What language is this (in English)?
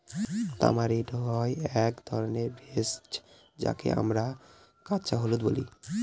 Bangla